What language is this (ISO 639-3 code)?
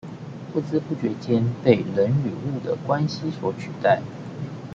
zho